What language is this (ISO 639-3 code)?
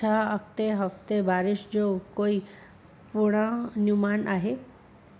snd